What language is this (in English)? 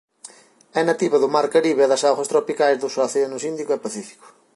Galician